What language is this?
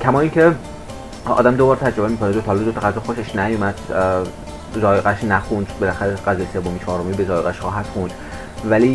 Persian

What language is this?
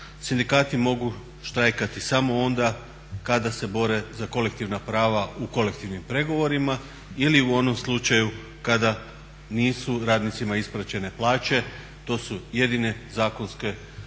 Croatian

